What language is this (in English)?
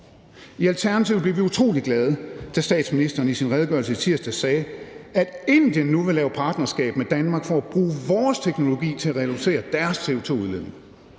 Danish